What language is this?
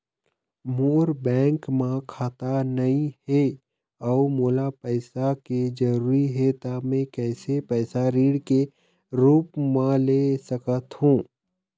Chhattisgarhi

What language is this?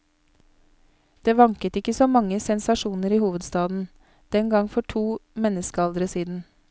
Norwegian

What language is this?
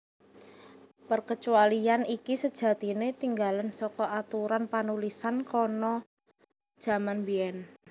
Javanese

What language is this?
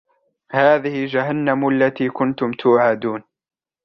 Arabic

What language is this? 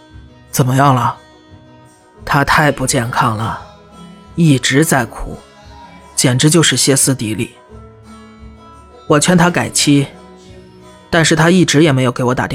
Chinese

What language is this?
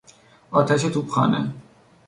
Persian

